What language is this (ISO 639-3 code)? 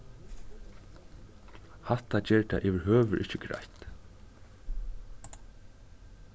fao